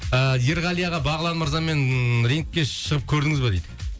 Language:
Kazakh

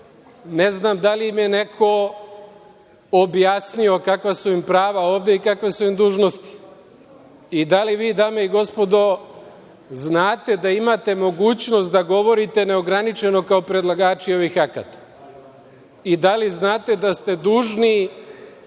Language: Serbian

